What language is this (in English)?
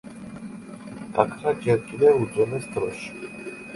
Georgian